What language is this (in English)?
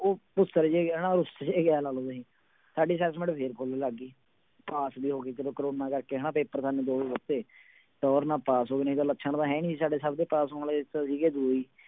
Punjabi